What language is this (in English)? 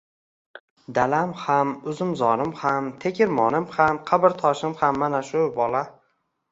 Uzbek